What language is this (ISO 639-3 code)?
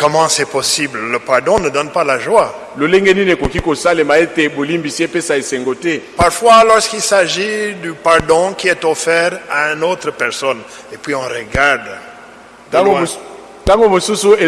fra